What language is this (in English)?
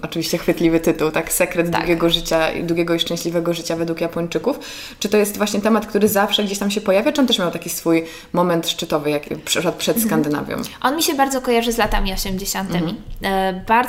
Polish